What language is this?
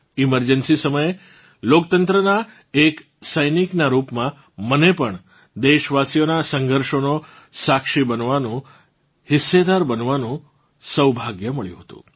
Gujarati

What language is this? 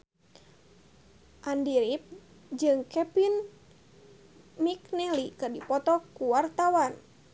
Sundanese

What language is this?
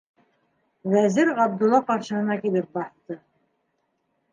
Bashkir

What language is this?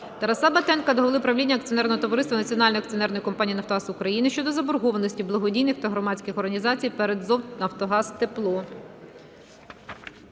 Ukrainian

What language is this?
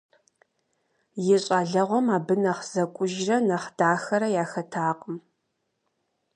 Kabardian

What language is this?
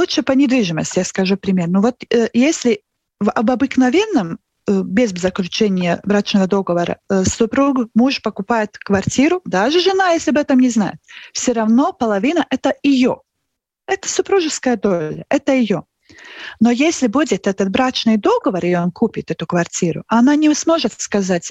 Russian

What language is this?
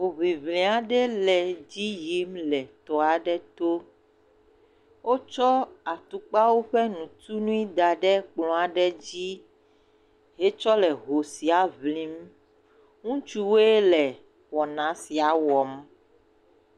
Ewe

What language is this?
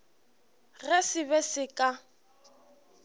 Northern Sotho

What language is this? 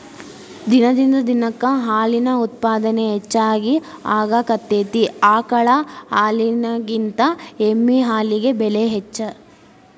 Kannada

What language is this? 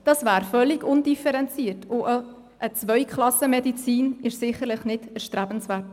Swiss German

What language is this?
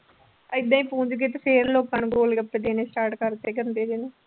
Punjabi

